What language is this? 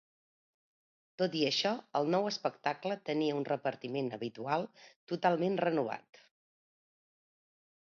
Catalan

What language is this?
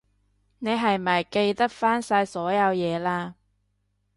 Cantonese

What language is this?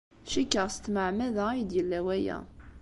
Kabyle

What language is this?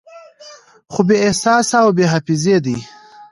Pashto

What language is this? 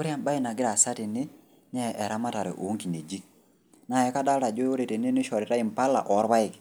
Masai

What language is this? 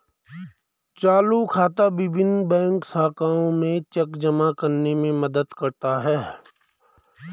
Hindi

